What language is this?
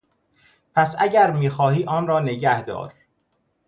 Persian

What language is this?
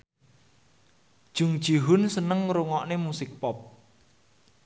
Javanese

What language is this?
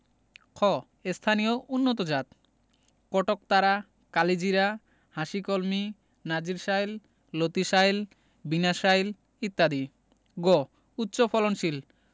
Bangla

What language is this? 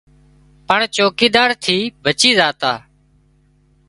Wadiyara Koli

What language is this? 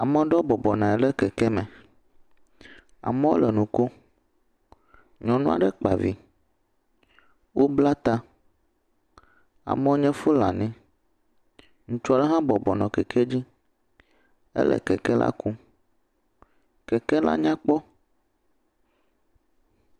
Ewe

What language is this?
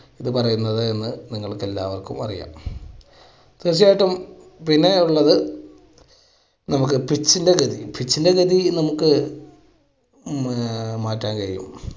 Malayalam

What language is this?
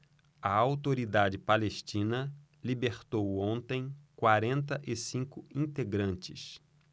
Portuguese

